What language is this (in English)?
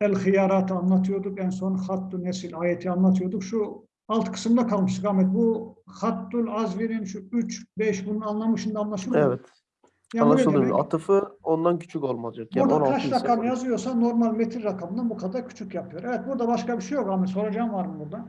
Turkish